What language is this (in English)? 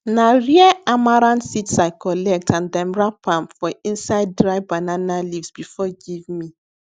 Nigerian Pidgin